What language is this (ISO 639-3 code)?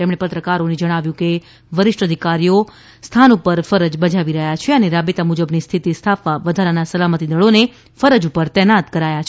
guj